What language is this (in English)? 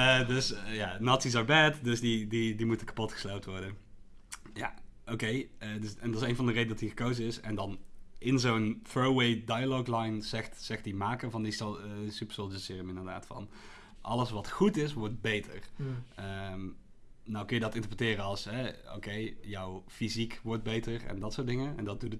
Dutch